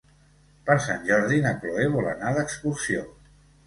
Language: Catalan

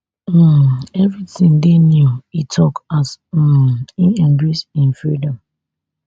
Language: Nigerian Pidgin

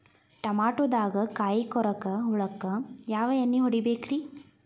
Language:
Kannada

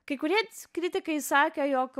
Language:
Lithuanian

